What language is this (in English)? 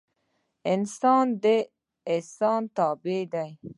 Pashto